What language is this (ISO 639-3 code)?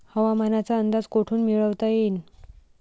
mar